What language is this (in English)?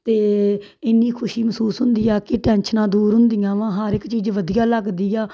Punjabi